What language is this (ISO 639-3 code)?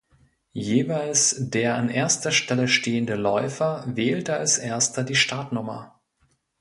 deu